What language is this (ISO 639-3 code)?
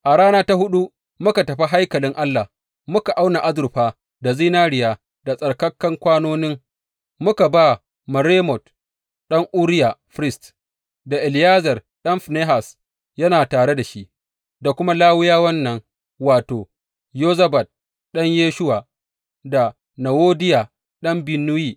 hau